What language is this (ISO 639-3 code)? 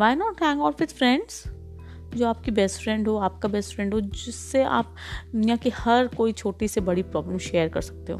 hin